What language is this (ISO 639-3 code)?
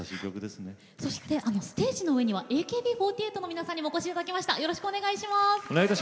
jpn